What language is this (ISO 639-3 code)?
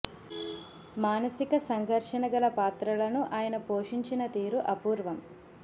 tel